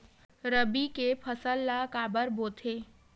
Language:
Chhattisgarhi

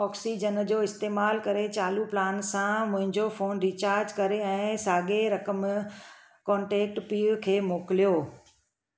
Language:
Sindhi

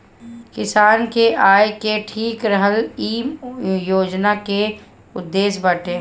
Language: Bhojpuri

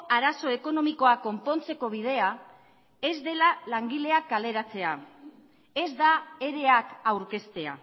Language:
Basque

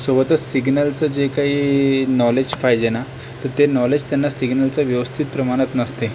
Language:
Marathi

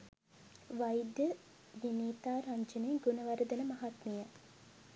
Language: Sinhala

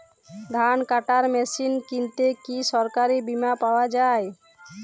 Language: Bangla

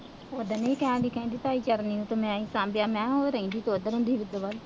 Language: Punjabi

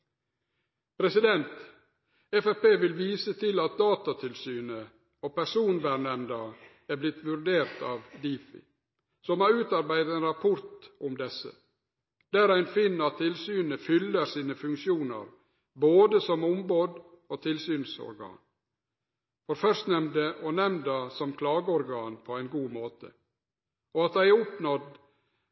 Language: Norwegian Nynorsk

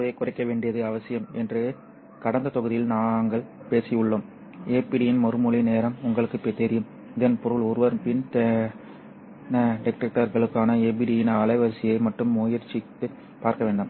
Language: Tamil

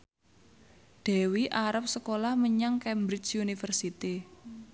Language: Javanese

